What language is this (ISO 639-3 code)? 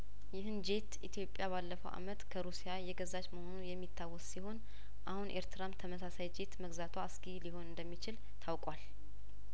amh